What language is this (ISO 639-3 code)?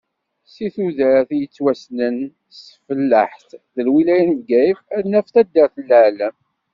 kab